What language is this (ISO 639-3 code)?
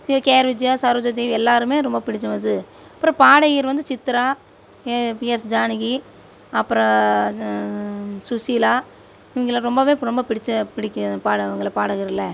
tam